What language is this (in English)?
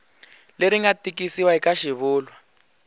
Tsonga